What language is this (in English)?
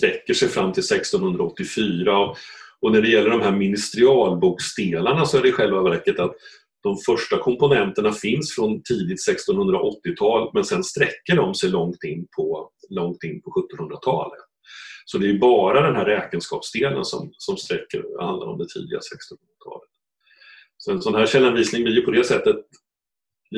Swedish